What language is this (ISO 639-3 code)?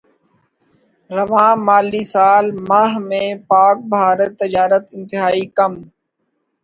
urd